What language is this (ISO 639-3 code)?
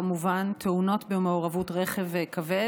heb